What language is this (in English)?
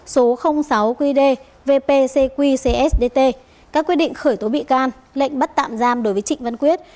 Vietnamese